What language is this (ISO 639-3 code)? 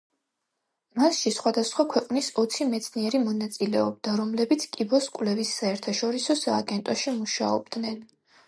kat